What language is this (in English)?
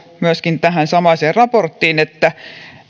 Finnish